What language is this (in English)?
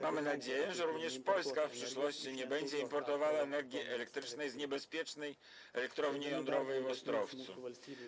Polish